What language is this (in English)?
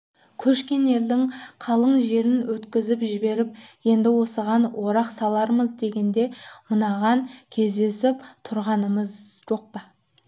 Kazakh